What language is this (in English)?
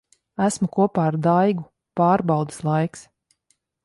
Latvian